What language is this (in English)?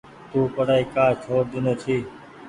Goaria